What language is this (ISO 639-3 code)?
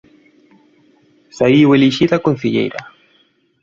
glg